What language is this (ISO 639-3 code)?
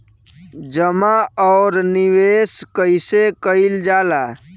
bho